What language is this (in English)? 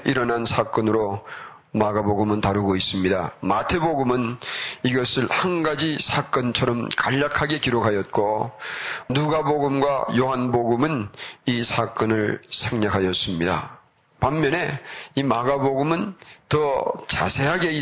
Korean